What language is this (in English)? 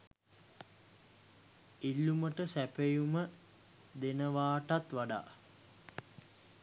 Sinhala